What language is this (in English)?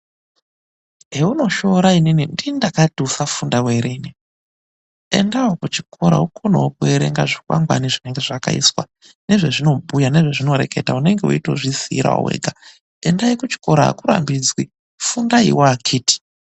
Ndau